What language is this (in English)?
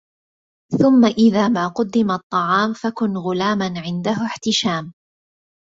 Arabic